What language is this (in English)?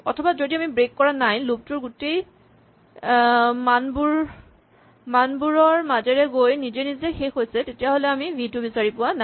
Assamese